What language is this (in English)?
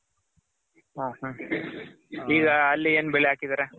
Kannada